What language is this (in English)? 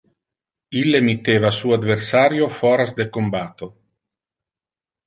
Interlingua